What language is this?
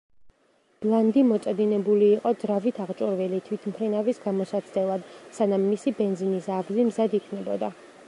Georgian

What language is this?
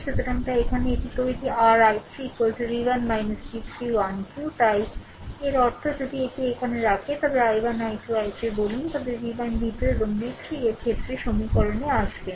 Bangla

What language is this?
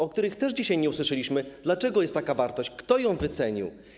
Polish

